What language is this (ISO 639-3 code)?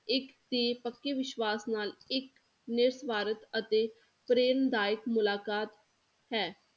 pan